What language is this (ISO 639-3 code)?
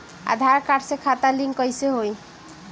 bho